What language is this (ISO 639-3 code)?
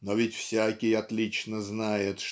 rus